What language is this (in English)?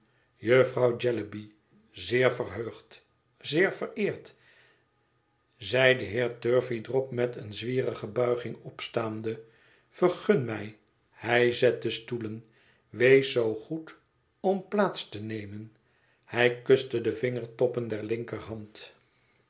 Dutch